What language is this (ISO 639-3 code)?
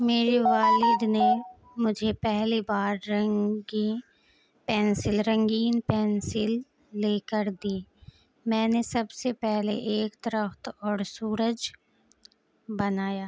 urd